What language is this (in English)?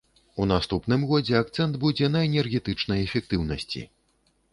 Belarusian